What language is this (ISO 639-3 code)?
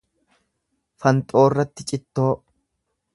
orm